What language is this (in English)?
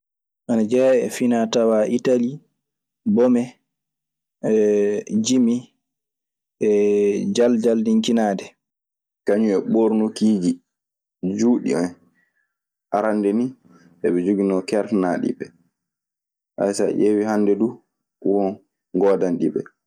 Maasina Fulfulde